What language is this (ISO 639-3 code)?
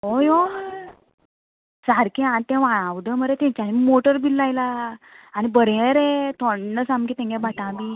kok